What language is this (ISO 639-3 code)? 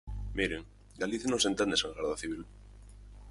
glg